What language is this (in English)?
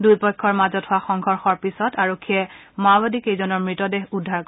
Assamese